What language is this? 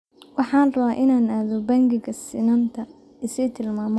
Somali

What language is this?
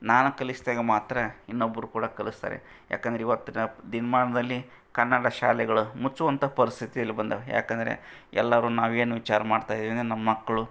Kannada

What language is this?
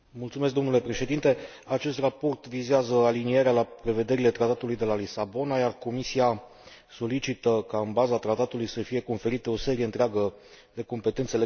Romanian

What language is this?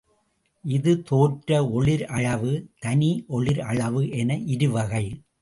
Tamil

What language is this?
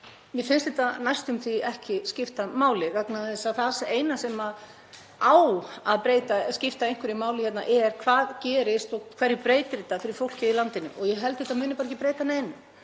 Icelandic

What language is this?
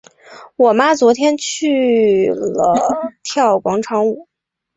Chinese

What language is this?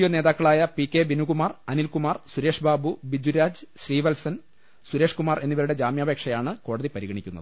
Malayalam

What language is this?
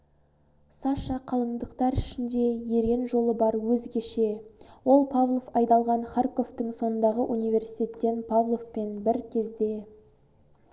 Kazakh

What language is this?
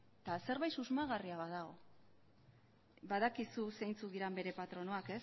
Basque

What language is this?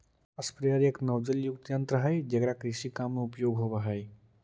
Magahi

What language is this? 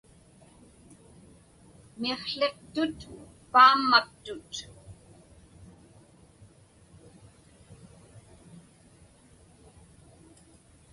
Inupiaq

